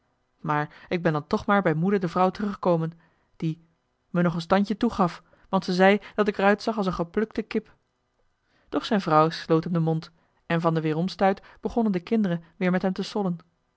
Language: Dutch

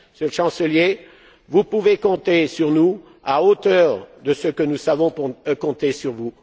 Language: French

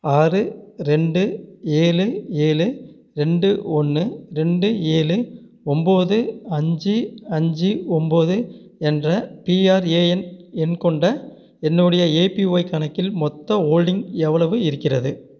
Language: Tamil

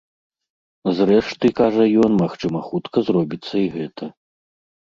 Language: Belarusian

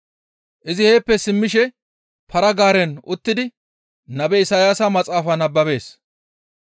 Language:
Gamo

